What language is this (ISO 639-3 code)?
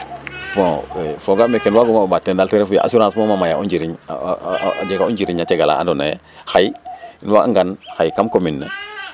srr